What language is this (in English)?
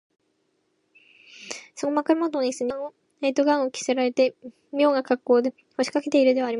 Japanese